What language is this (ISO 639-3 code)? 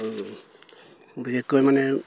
asm